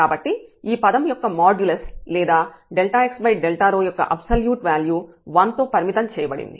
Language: Telugu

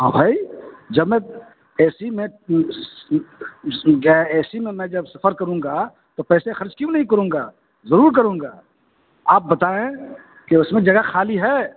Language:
Urdu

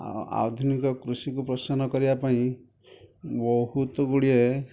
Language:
Odia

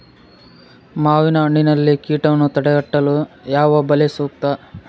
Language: Kannada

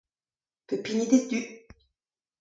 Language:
Breton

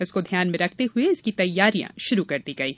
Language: Hindi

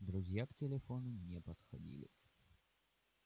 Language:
Russian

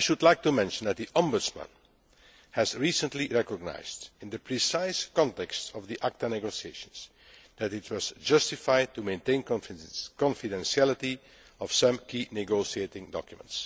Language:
English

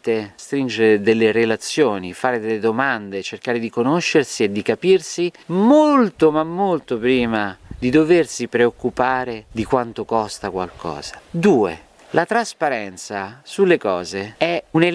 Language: Italian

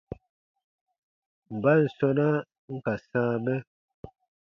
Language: Baatonum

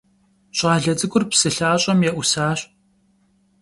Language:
Kabardian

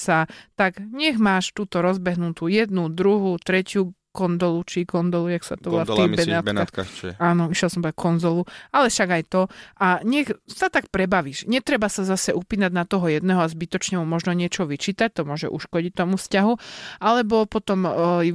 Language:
Slovak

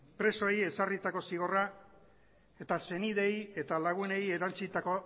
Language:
Basque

